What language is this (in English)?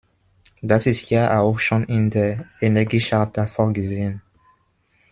German